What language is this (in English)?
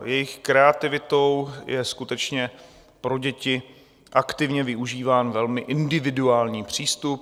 Czech